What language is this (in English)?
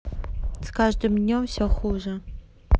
Russian